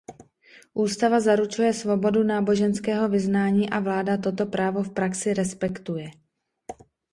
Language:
Czech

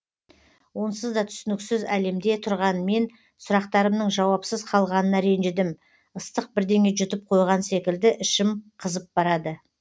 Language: Kazakh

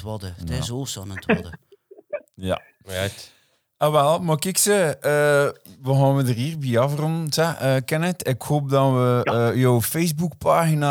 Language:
Dutch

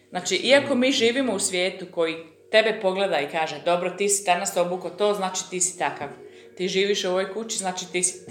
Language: Croatian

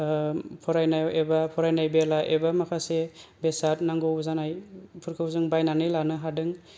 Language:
Bodo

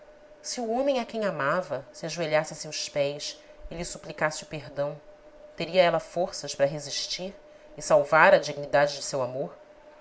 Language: Portuguese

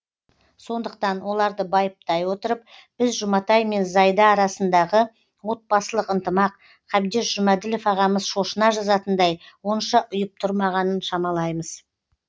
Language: Kazakh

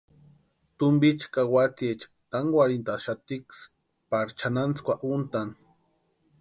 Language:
Western Highland Purepecha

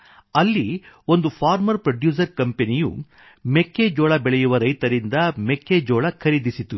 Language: Kannada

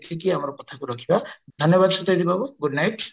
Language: Odia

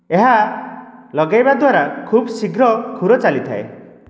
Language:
Odia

